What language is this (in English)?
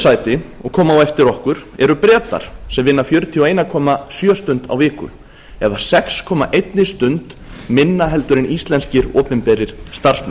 Icelandic